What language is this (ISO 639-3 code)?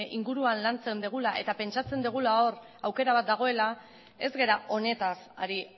eus